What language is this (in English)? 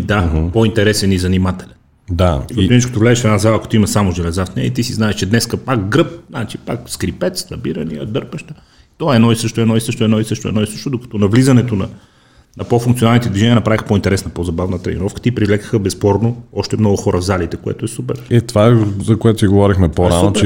Bulgarian